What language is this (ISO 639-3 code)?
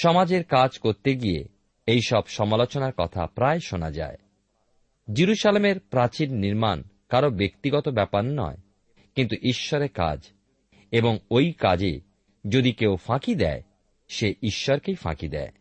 ben